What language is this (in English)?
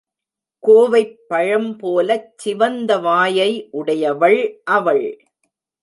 Tamil